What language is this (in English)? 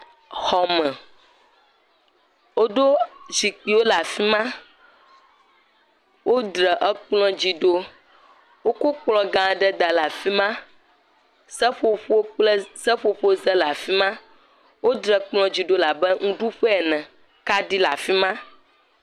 Ewe